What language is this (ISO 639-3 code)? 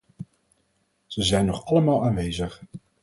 nld